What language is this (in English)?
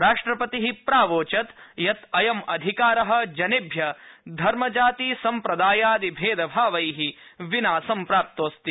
Sanskrit